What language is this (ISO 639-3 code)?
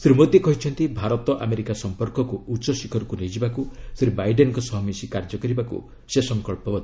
ori